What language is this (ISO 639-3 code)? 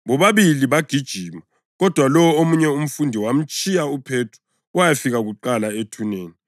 nde